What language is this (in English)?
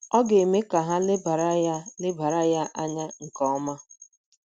Igbo